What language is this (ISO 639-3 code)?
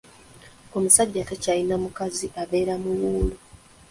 lug